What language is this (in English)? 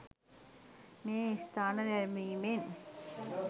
Sinhala